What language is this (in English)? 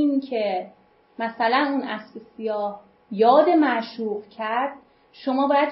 Persian